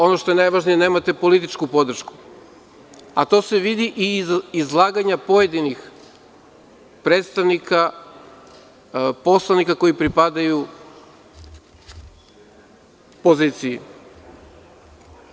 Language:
Serbian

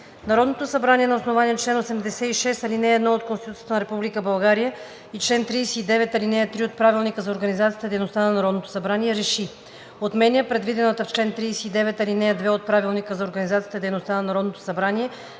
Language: Bulgarian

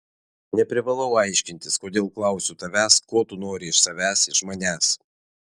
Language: Lithuanian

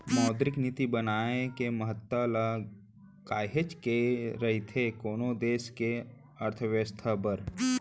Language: Chhattisgarhi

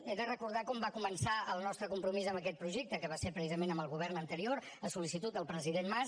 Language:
Catalan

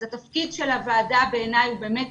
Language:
Hebrew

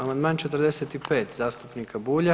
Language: Croatian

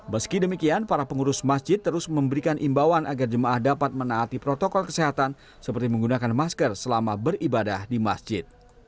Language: Indonesian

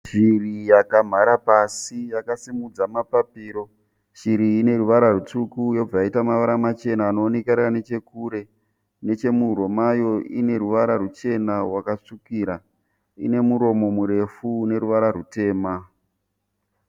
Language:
Shona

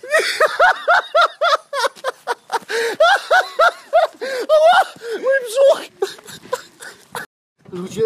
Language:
Polish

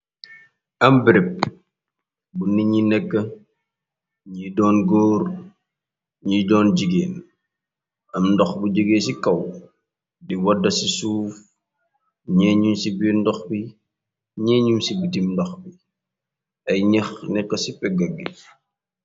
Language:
Wolof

